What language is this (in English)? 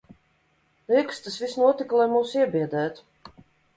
Latvian